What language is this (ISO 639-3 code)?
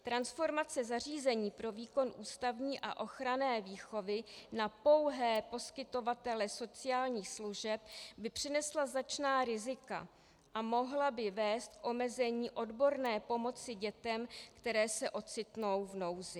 ces